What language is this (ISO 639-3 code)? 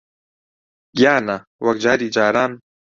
ckb